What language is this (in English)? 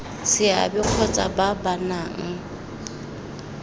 Tswana